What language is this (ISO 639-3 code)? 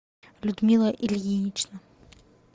rus